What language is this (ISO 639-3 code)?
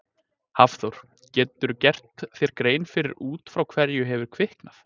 isl